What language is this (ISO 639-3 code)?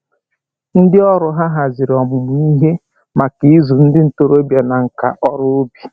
ibo